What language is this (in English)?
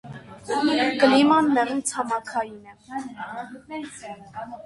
Armenian